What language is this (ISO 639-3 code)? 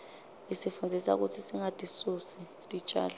ssw